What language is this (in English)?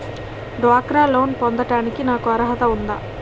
Telugu